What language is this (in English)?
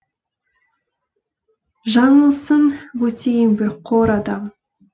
Kazakh